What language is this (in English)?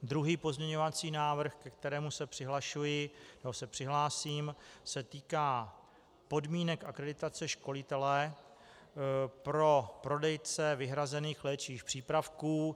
Czech